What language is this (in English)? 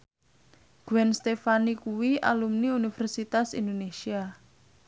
Javanese